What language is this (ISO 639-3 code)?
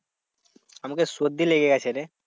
ben